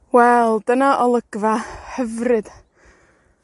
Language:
Welsh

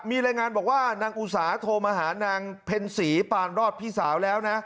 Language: Thai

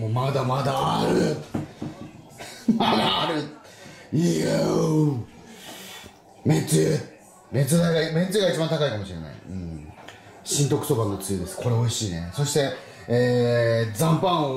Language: Japanese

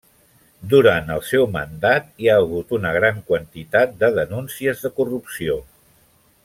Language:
Catalan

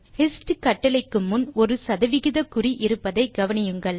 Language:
Tamil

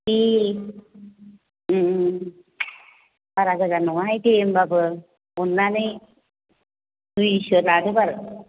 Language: Bodo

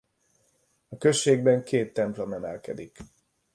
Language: Hungarian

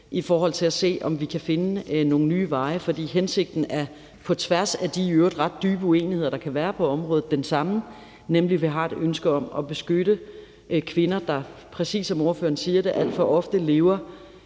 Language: Danish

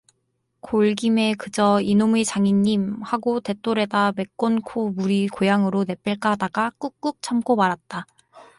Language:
Korean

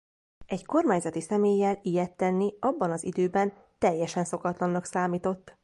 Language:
Hungarian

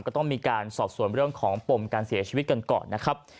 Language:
Thai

